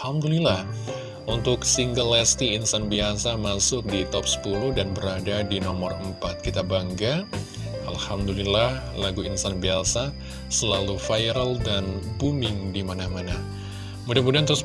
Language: Indonesian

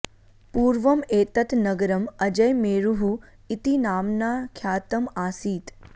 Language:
Sanskrit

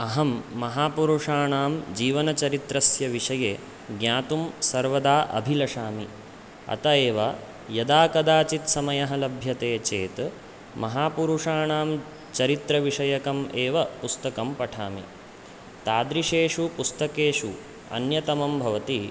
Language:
Sanskrit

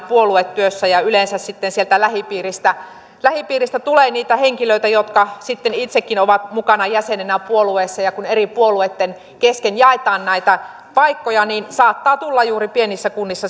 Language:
Finnish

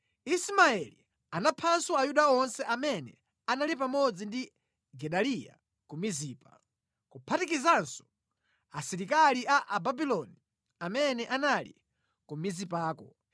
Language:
Nyanja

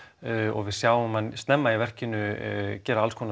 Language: Icelandic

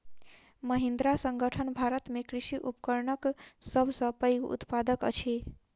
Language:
Maithili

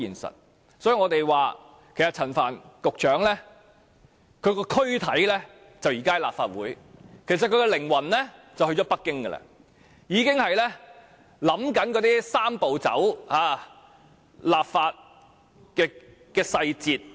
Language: Cantonese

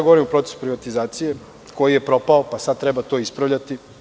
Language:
Serbian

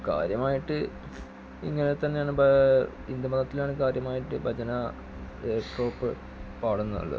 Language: Malayalam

